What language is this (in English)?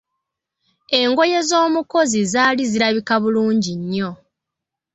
Ganda